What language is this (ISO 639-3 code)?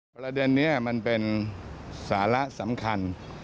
tha